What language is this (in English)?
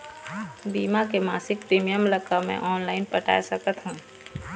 Chhattisgarhi